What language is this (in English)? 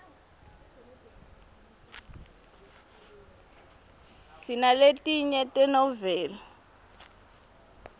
Swati